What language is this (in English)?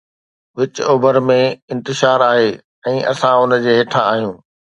Sindhi